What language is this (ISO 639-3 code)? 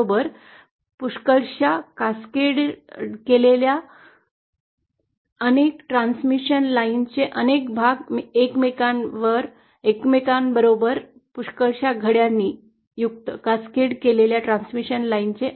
mar